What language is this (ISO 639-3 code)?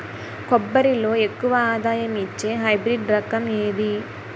tel